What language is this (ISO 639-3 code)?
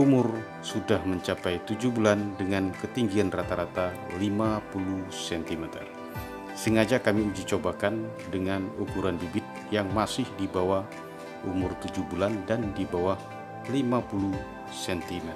ind